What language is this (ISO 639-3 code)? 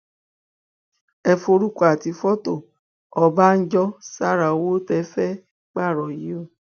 yor